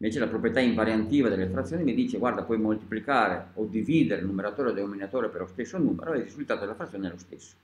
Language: Italian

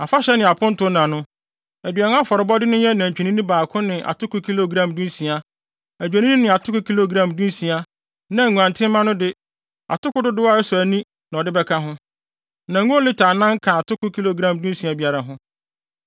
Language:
Akan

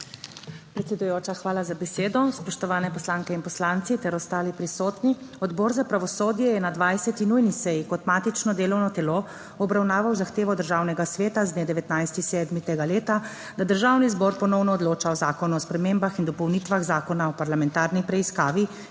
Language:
Slovenian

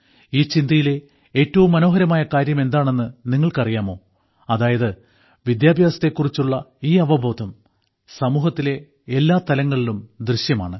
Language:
Malayalam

